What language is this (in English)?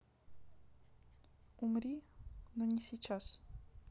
Russian